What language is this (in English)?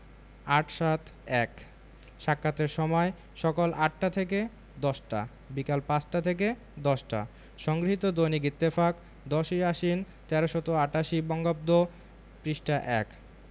Bangla